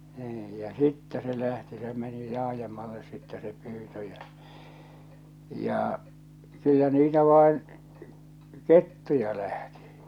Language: Finnish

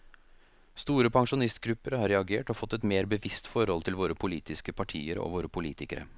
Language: Norwegian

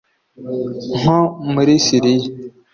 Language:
Kinyarwanda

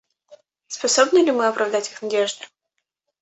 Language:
Russian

